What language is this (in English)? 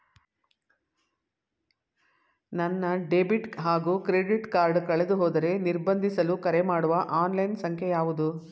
Kannada